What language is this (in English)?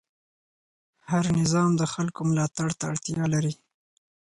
Pashto